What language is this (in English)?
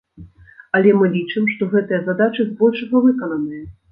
Belarusian